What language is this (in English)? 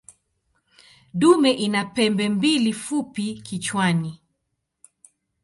Swahili